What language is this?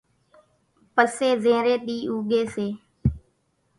Kachi Koli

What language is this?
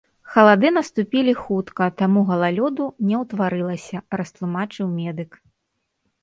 Belarusian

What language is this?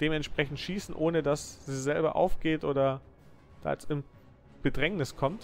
German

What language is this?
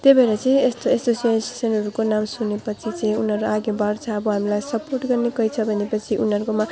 Nepali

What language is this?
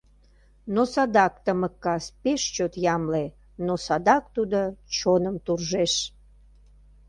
Mari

